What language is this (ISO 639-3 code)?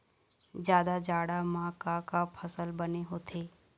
hne